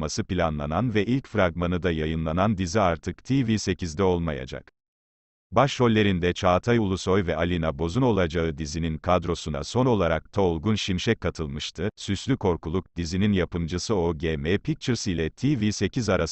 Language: Turkish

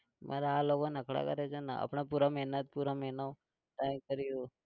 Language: Gujarati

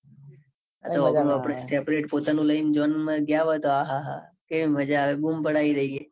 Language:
Gujarati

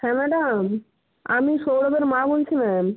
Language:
Bangla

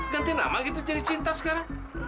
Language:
Indonesian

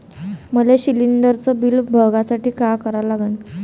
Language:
Marathi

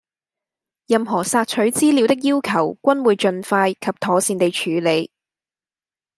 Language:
Cantonese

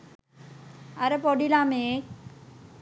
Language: Sinhala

